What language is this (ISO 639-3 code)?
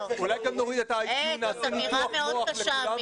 heb